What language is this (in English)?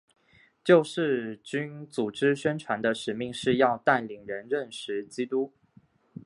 Chinese